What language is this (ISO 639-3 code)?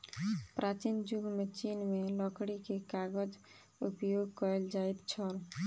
mai